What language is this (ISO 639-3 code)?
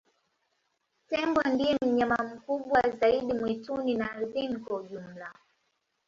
swa